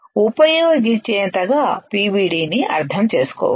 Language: Telugu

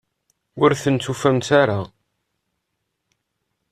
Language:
Kabyle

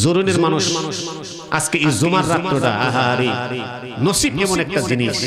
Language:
Arabic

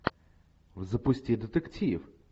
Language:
Russian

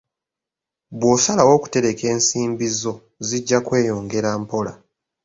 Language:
Ganda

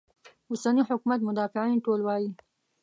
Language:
Pashto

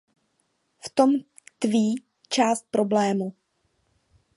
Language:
Czech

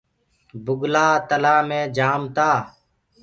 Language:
Gurgula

